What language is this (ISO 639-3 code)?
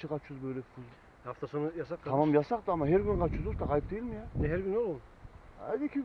tur